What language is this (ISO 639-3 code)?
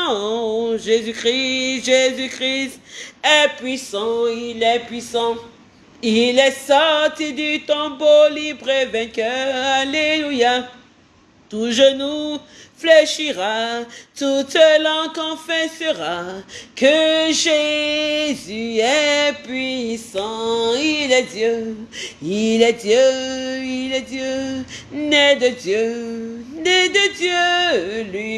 fra